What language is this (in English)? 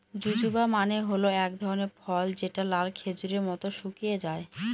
Bangla